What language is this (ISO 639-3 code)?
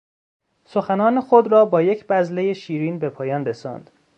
fas